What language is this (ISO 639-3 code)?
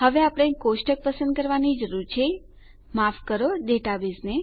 guj